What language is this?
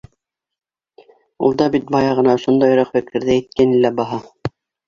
Bashkir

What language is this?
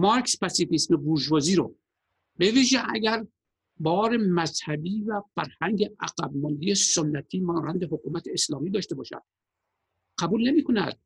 Persian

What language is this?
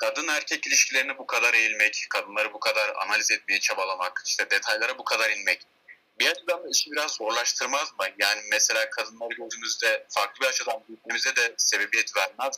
Turkish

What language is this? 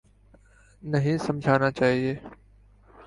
Urdu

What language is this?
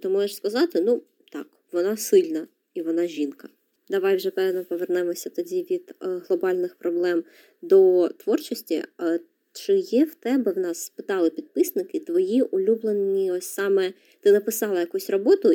Ukrainian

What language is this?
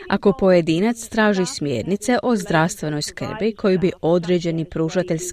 Croatian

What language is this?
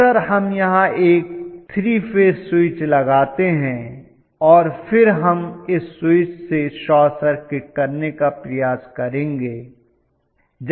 Hindi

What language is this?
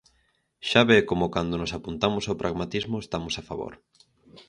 Galician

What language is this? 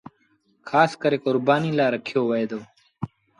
Sindhi Bhil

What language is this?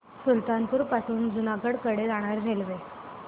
Marathi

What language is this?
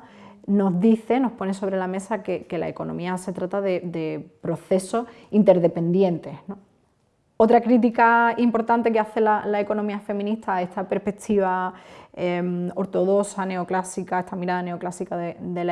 Spanish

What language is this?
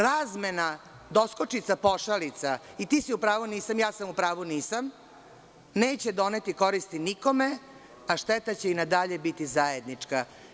Serbian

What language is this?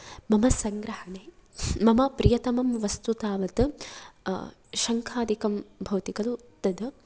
Sanskrit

